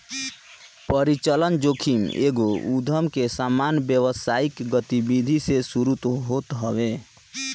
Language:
Bhojpuri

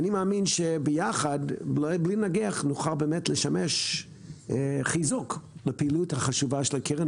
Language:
Hebrew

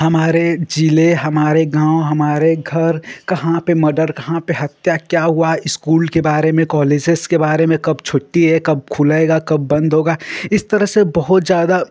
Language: Hindi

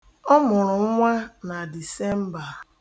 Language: Igbo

